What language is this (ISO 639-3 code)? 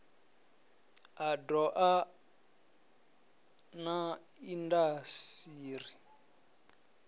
ven